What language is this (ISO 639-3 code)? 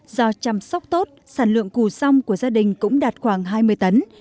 vie